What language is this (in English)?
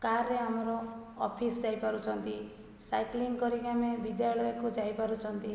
Odia